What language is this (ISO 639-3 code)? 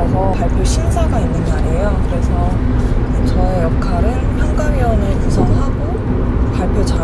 kor